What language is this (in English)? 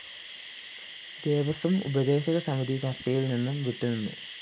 Malayalam